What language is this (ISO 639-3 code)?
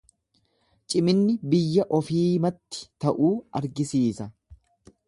orm